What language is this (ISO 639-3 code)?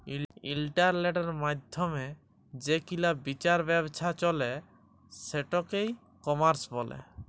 ben